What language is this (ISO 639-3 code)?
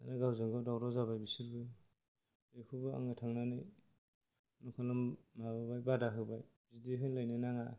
brx